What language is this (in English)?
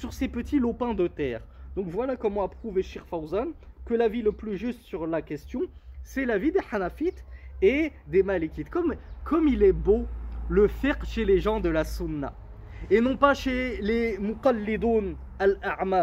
French